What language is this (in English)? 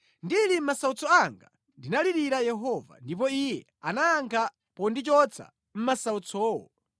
Nyanja